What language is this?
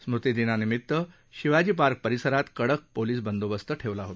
Marathi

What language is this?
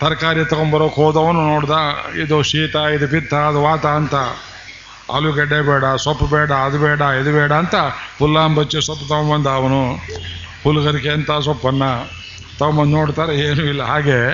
Kannada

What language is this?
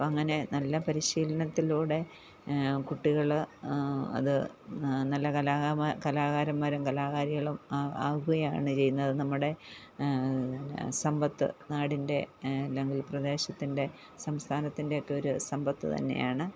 Malayalam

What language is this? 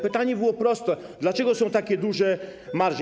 Polish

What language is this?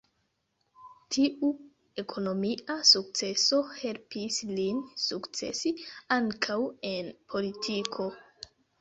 Esperanto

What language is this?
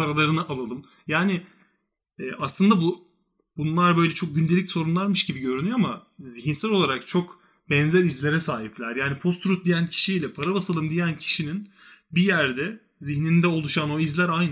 Turkish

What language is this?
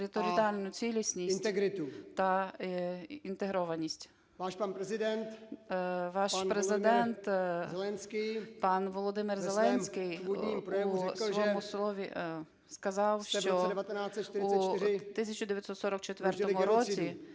Ukrainian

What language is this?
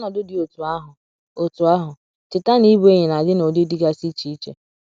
Igbo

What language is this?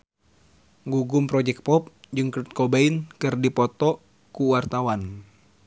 Sundanese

